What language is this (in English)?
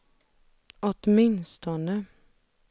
Swedish